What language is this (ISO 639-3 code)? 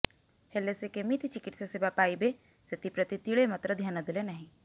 ori